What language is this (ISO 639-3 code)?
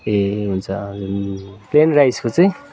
nep